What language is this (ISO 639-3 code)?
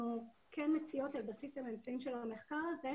heb